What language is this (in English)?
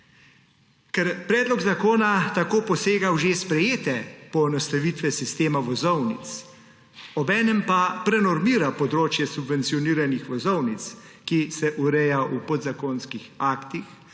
Slovenian